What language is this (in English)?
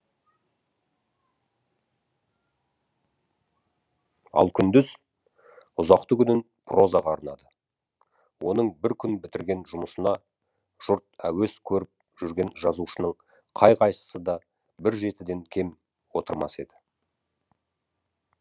Kazakh